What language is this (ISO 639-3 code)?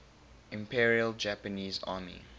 eng